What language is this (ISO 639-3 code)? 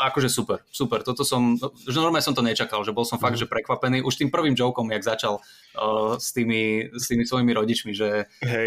slk